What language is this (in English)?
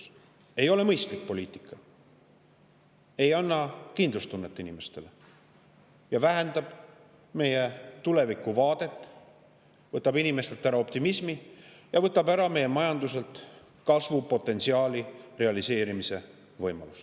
Estonian